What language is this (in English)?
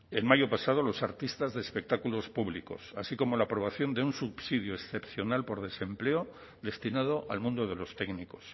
Spanish